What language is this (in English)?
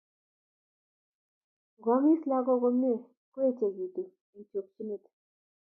Kalenjin